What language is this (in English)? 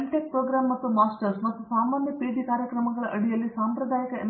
Kannada